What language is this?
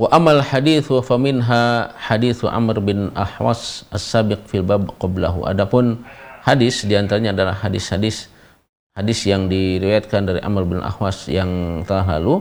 Indonesian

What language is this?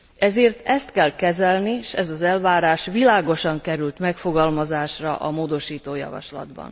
Hungarian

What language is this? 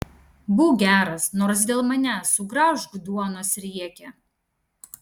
Lithuanian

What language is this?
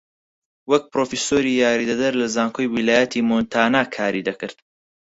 Central Kurdish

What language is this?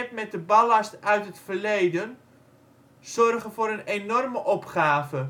Dutch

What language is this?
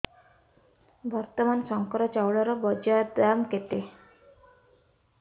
Odia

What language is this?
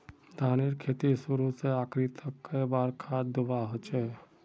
Magahi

